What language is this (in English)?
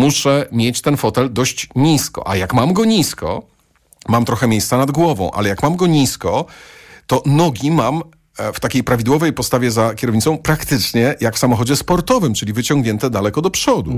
Polish